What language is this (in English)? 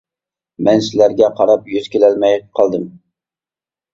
Uyghur